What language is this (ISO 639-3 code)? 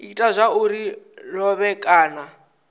ven